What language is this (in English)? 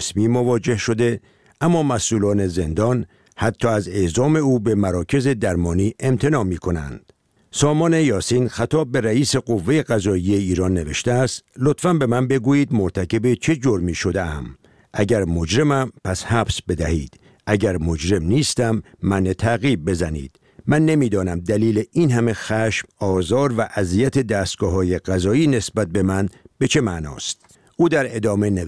Persian